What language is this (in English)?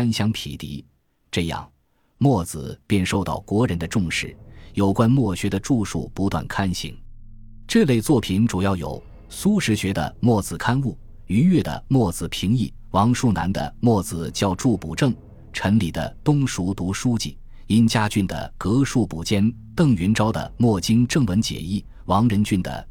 Chinese